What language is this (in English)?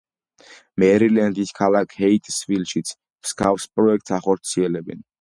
Georgian